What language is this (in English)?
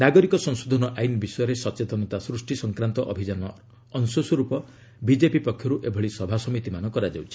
Odia